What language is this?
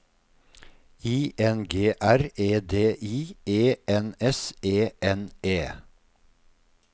Norwegian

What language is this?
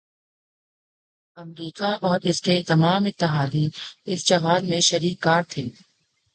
Urdu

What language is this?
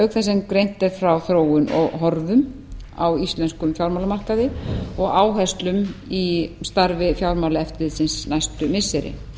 Icelandic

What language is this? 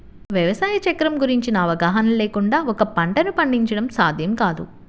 Telugu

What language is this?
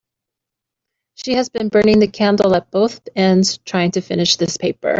English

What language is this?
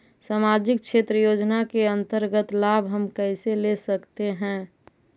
Magahi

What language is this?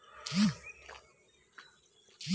Bangla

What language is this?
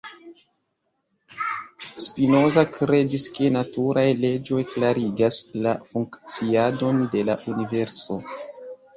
Esperanto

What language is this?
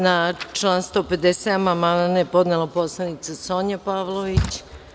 Serbian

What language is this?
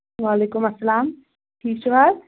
Kashmiri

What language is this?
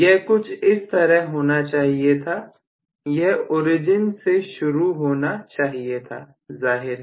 Hindi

